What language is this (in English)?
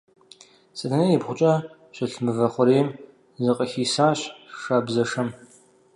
Kabardian